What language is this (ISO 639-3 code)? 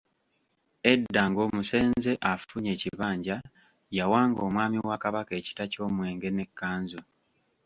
lug